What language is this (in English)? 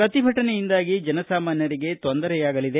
Kannada